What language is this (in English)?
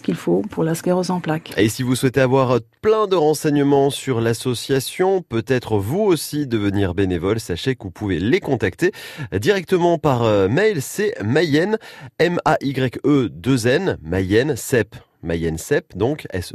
French